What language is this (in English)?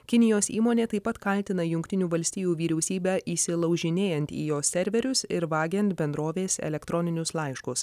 Lithuanian